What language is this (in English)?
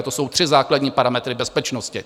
Czech